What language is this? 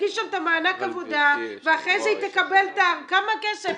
Hebrew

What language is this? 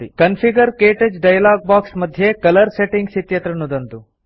Sanskrit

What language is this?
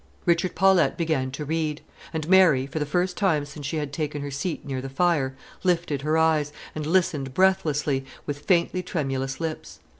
English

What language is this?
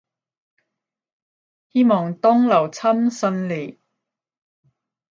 Cantonese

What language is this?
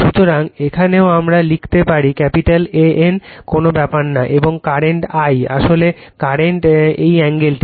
Bangla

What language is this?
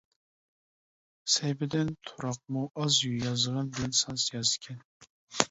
Uyghur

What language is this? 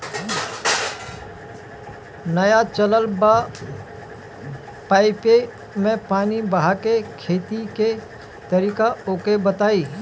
Bhojpuri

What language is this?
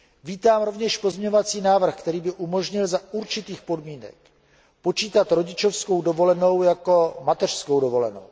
Czech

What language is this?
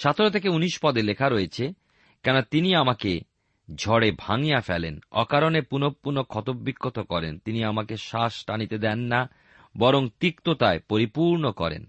Bangla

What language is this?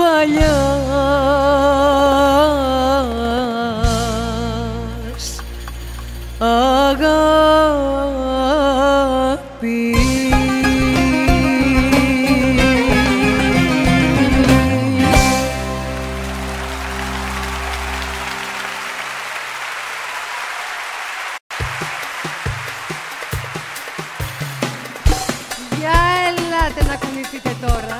Greek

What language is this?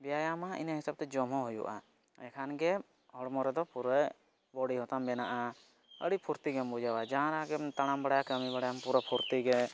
Santali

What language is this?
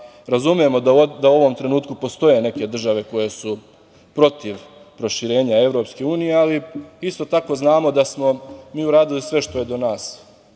Serbian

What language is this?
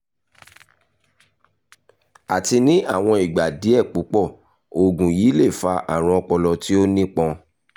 Yoruba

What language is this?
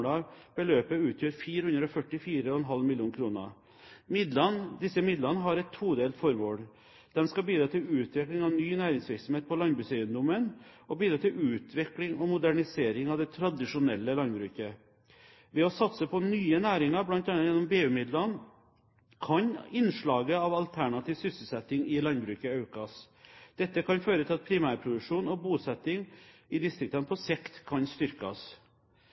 Norwegian Bokmål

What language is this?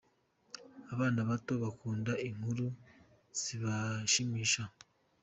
Kinyarwanda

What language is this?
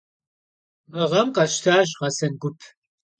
Kabardian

